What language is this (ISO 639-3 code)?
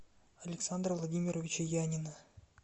rus